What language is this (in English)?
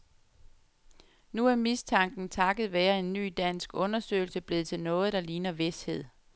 Danish